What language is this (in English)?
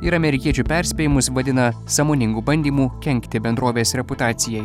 Lithuanian